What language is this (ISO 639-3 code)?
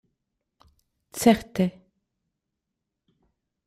epo